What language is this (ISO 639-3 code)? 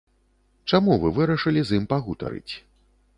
bel